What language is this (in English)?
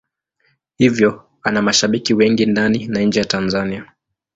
Swahili